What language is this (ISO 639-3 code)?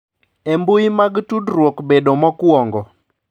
luo